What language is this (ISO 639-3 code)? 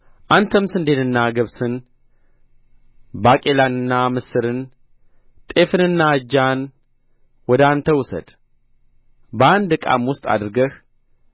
amh